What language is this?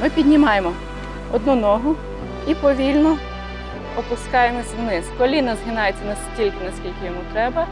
Ukrainian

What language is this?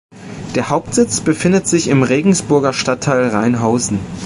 German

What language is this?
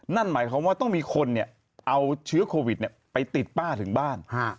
Thai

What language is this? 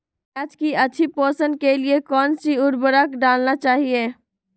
Magahi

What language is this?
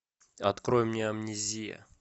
Russian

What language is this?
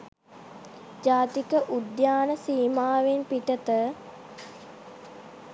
Sinhala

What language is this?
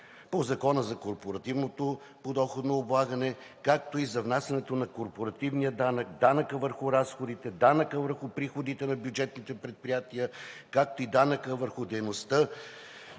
Bulgarian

